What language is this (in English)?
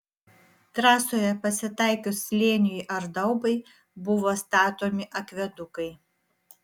Lithuanian